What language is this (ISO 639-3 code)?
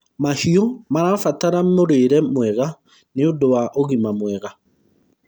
kik